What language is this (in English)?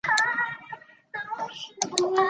Chinese